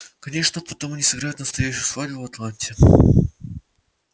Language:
Russian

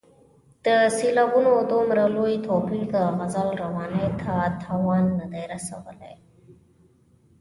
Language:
Pashto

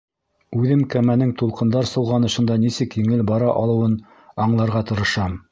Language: Bashkir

